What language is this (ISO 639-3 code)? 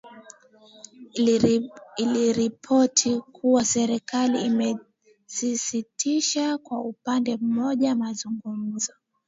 swa